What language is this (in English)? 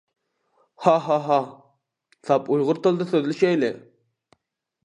Uyghur